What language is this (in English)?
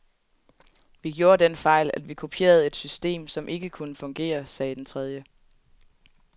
Danish